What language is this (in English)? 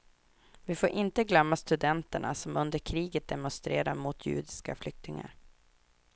Swedish